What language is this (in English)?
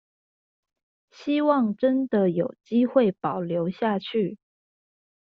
Chinese